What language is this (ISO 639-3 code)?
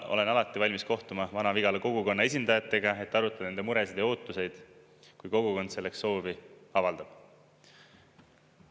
est